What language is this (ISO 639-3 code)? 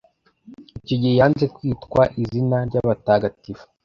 kin